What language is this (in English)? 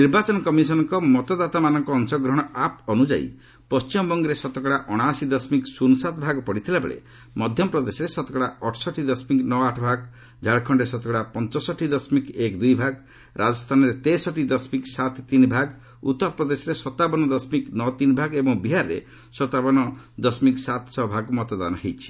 Odia